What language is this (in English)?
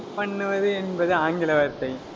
Tamil